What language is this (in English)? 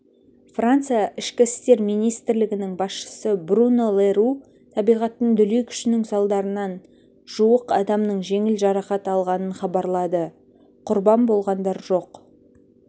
Kazakh